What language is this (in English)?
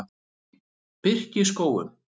Icelandic